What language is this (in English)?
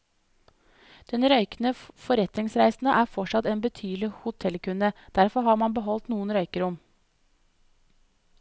Norwegian